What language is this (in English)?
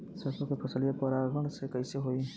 Bhojpuri